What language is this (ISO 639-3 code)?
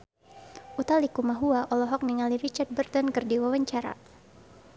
sun